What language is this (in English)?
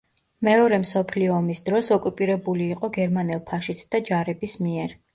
Georgian